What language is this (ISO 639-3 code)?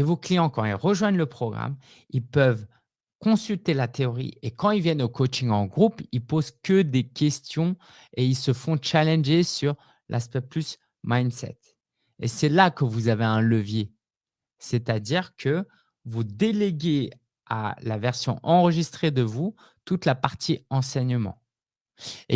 fra